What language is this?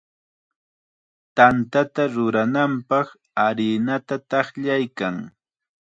Chiquián Ancash Quechua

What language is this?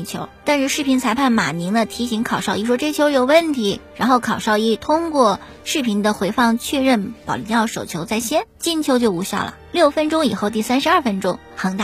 Chinese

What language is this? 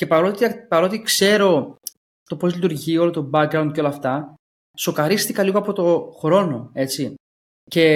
Greek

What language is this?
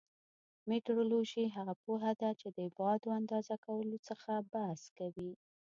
Pashto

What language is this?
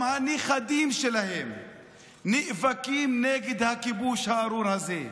Hebrew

